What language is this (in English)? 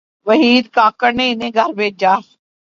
Urdu